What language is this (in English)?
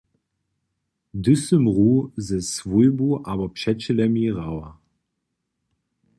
Upper Sorbian